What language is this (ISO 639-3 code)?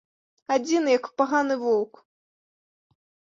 bel